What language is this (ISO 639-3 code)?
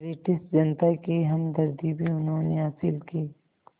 hin